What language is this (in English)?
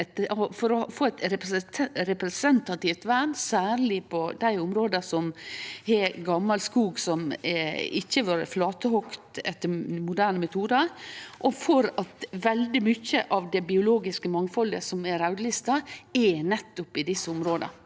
Norwegian